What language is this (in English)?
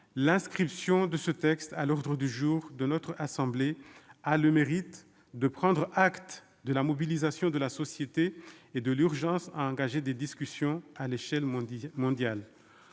French